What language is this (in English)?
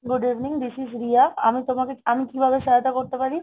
Bangla